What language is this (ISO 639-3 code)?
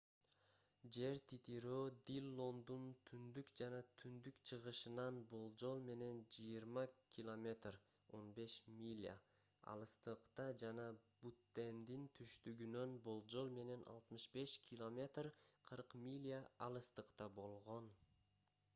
kir